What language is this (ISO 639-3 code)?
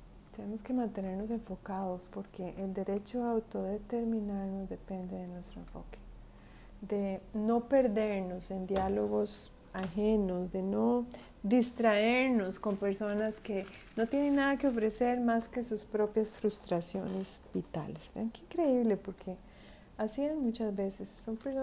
spa